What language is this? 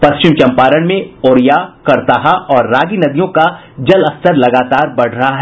Hindi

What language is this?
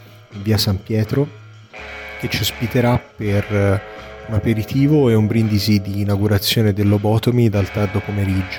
Italian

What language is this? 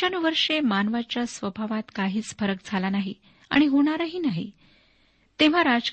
Marathi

